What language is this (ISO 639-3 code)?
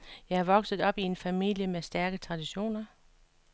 dan